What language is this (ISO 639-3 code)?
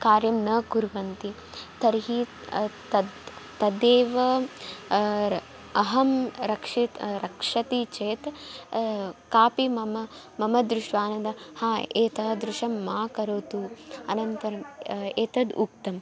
san